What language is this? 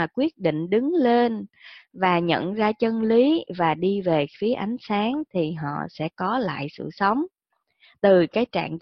Vietnamese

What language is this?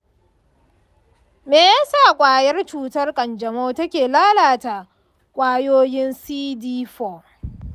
Hausa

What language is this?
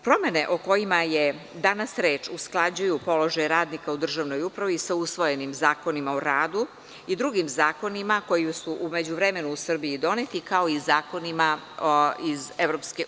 Serbian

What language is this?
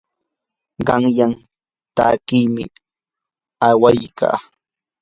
Yanahuanca Pasco Quechua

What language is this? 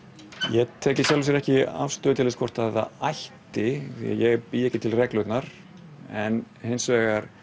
Icelandic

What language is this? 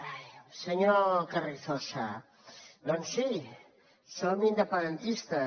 Catalan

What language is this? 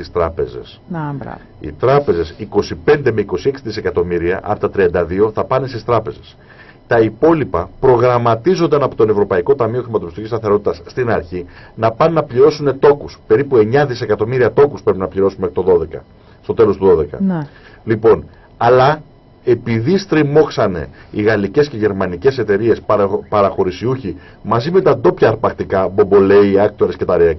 Greek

